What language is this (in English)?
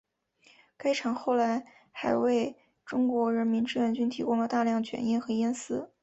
Chinese